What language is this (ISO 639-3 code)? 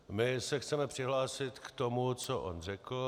ces